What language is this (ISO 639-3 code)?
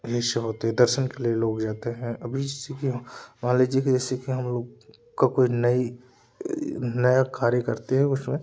hin